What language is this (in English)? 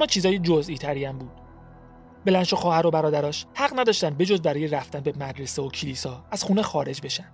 Persian